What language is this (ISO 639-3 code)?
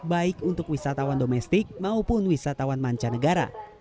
ind